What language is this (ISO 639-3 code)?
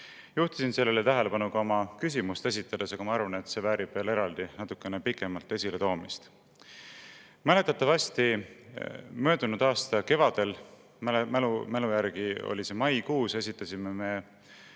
est